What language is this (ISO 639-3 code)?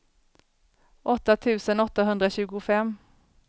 swe